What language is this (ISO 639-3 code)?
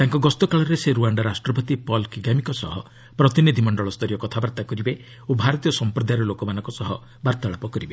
ori